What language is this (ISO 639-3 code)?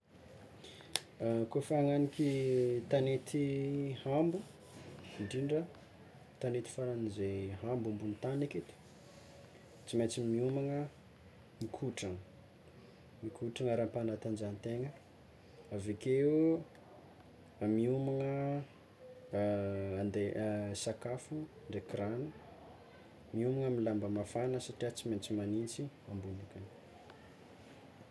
xmw